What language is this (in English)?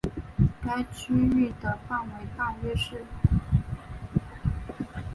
Chinese